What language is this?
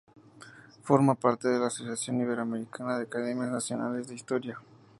Spanish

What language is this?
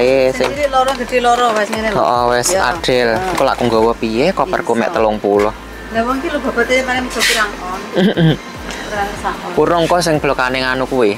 Indonesian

